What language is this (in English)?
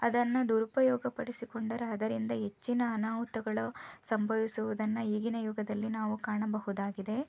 Kannada